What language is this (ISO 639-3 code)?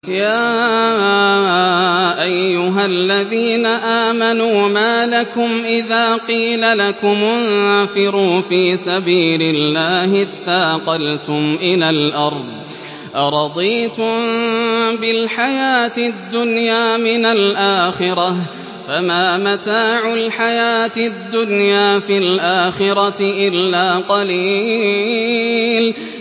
ara